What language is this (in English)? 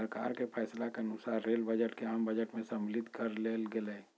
Magahi